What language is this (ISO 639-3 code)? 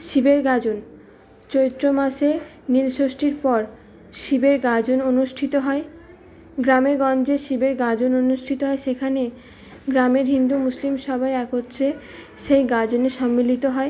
ben